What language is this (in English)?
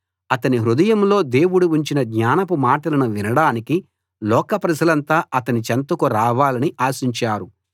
Telugu